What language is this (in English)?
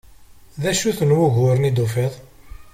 Kabyle